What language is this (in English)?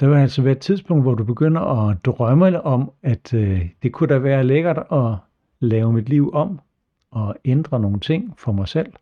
Danish